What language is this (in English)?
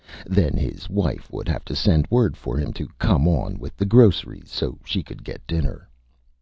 English